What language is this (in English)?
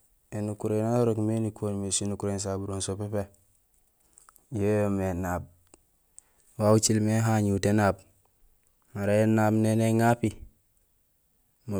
Gusilay